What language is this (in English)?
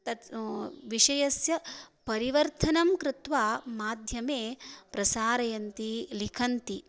Sanskrit